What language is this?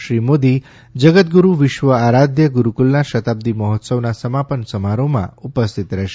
Gujarati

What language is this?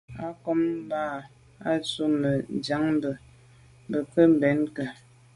Medumba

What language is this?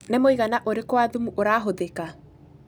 Kikuyu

